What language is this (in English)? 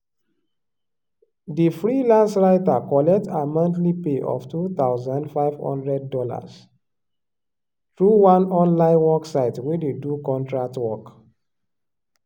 Nigerian Pidgin